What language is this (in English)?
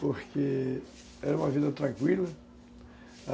Portuguese